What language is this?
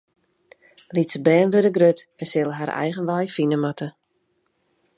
Western Frisian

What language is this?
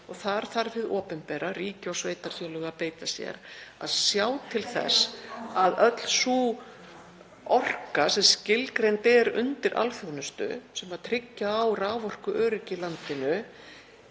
Icelandic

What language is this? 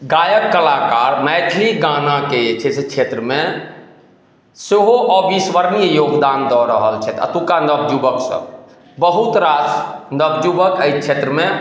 Maithili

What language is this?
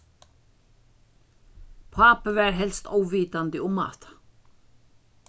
Faroese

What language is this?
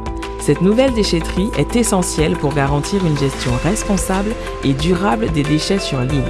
French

